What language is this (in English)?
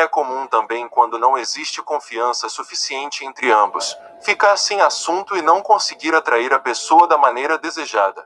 Portuguese